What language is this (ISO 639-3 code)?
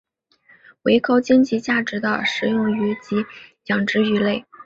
zho